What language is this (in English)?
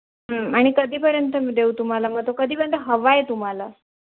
Marathi